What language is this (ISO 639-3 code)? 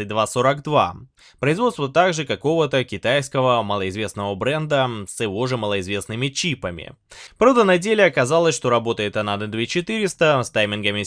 rus